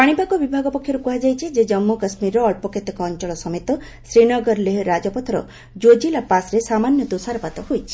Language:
Odia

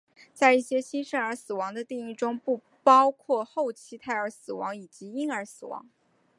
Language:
Chinese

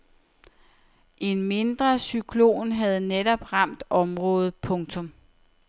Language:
Danish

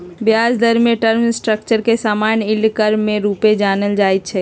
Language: Magahi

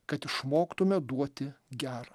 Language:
Lithuanian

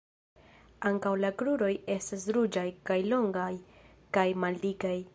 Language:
Esperanto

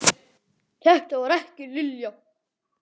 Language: Icelandic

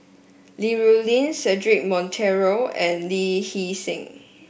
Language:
English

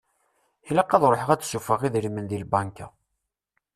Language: Kabyle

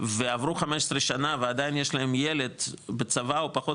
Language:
Hebrew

